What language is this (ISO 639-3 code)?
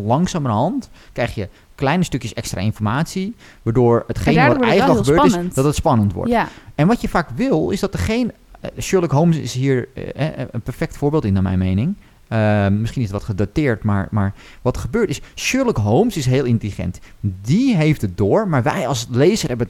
nld